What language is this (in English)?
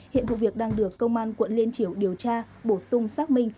Vietnamese